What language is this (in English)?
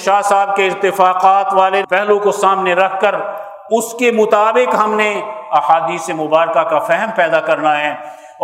Urdu